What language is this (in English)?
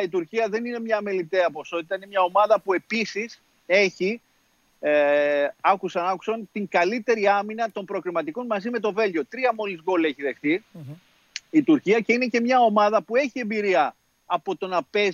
Greek